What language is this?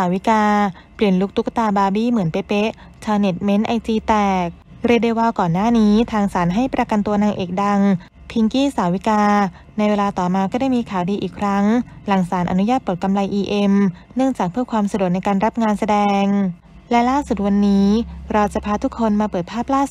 Thai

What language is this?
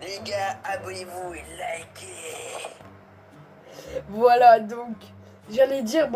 French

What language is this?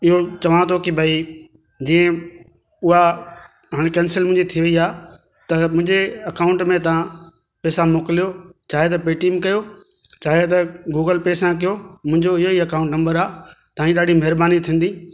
Sindhi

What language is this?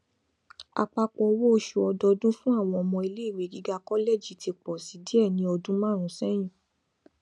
Yoruba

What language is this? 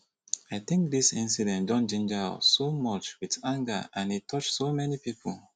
Nigerian Pidgin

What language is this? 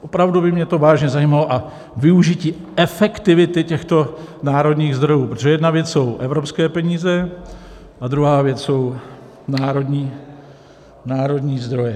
Czech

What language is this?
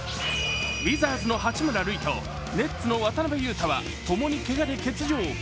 Japanese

